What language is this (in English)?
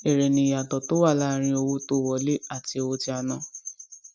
Yoruba